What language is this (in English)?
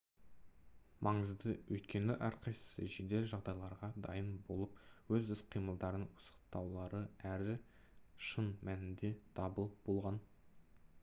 Kazakh